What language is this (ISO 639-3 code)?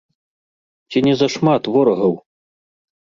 bel